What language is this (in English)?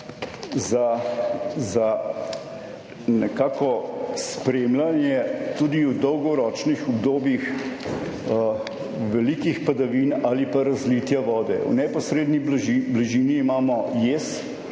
Slovenian